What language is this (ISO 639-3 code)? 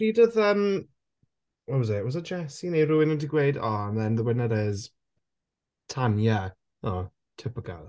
cym